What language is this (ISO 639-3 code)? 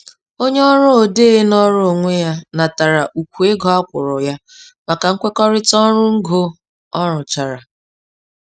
ibo